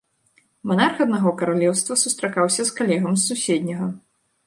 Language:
Belarusian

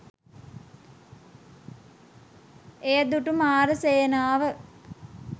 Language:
Sinhala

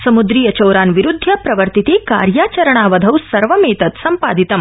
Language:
Sanskrit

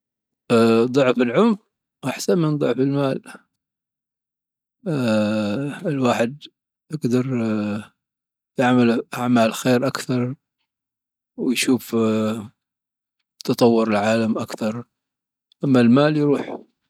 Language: Dhofari Arabic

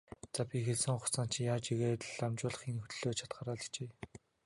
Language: Mongolian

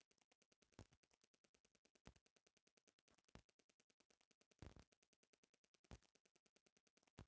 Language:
Bhojpuri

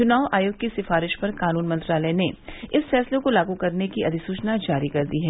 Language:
Hindi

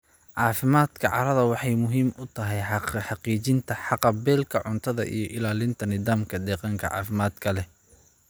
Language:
Somali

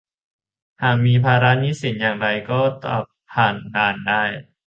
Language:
Thai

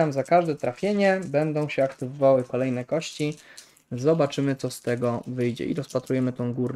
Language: Polish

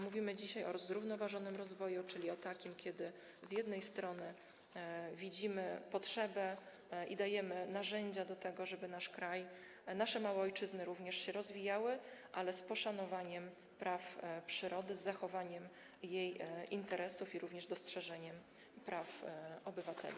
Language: Polish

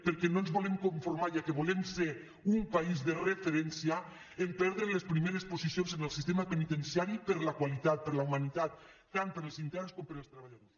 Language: Catalan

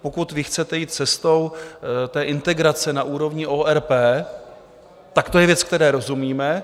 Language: Czech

